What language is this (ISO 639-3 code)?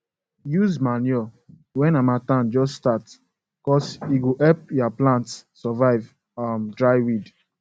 pcm